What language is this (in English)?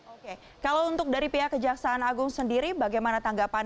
Indonesian